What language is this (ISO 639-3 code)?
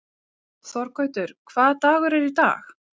isl